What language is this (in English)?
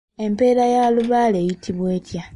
Ganda